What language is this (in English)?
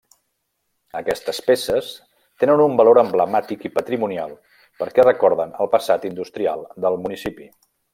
Catalan